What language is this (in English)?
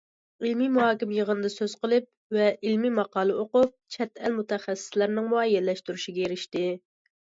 Uyghur